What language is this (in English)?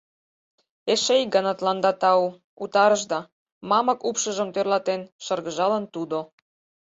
Mari